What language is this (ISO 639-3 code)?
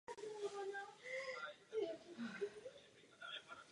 ces